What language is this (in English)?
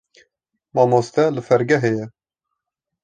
Kurdish